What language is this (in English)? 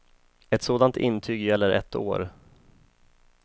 Swedish